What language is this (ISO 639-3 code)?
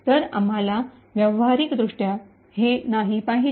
mar